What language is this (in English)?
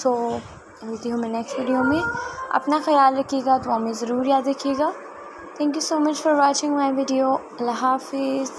Hindi